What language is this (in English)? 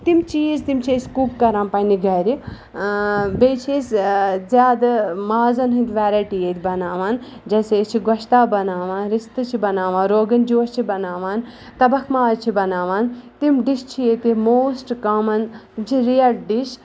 Kashmiri